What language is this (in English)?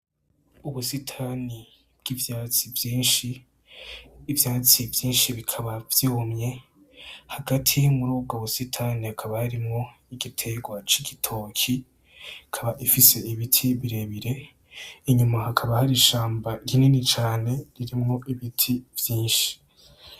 Rundi